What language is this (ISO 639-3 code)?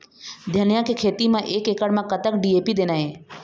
hne